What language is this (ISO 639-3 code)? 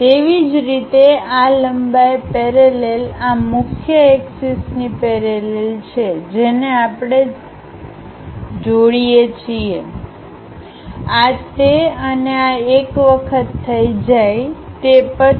guj